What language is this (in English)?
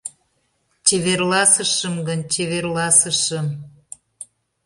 Mari